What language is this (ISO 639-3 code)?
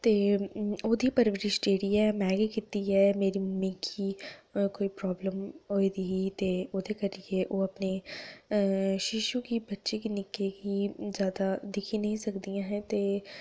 doi